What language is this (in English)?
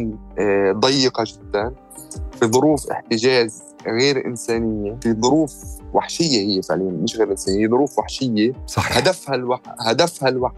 Arabic